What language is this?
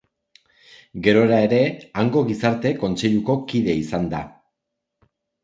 Basque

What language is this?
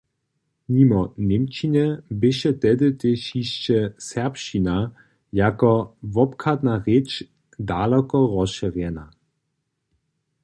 Upper Sorbian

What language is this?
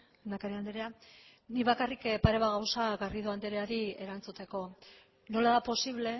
Basque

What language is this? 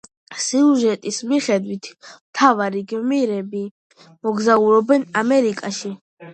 Georgian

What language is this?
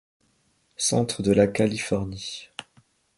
French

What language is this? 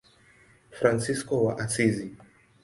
Swahili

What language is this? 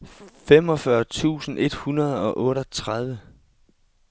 Danish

